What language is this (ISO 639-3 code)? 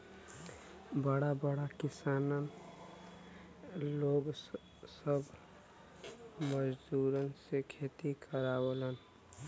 bho